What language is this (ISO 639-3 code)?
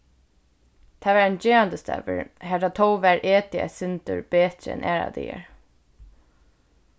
fao